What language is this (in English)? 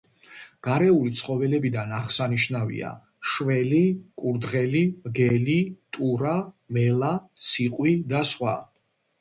Georgian